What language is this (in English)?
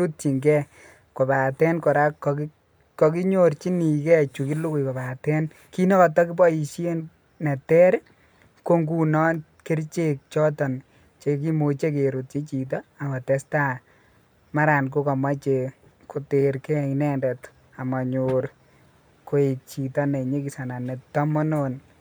Kalenjin